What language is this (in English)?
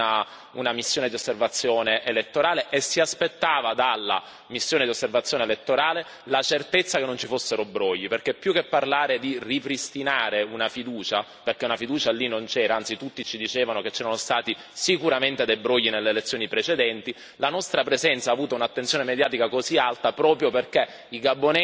Italian